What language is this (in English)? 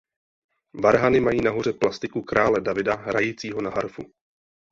Czech